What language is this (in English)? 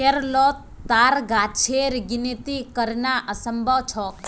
Magahi